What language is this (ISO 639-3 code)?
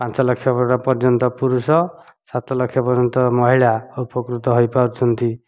ori